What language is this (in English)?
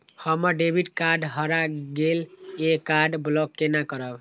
Maithili